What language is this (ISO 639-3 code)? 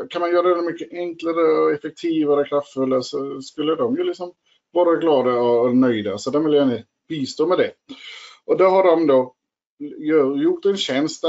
swe